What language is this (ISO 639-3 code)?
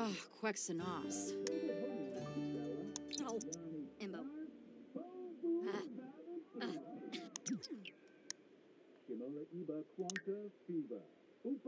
eng